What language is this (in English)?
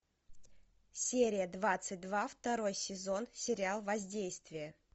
Russian